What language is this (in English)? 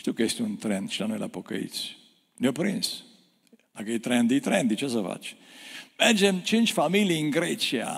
Romanian